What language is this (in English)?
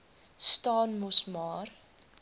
Afrikaans